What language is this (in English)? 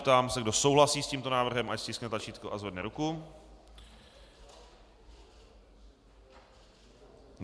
Czech